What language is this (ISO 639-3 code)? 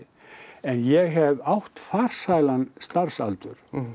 isl